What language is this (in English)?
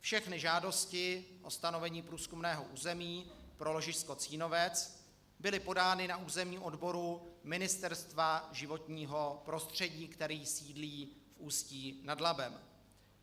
Czech